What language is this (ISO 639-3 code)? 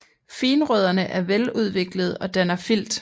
dan